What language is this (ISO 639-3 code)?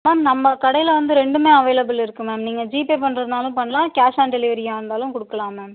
tam